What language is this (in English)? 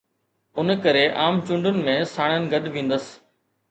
Sindhi